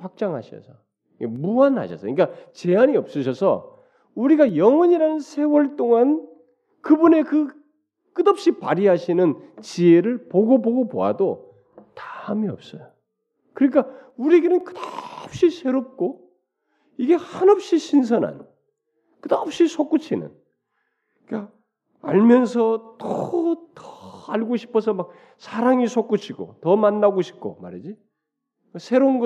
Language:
Korean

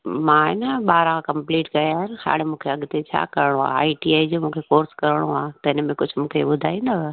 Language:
Sindhi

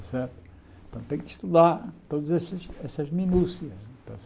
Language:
Portuguese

